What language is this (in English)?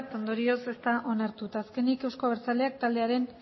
Basque